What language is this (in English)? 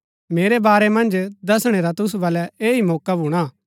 Gaddi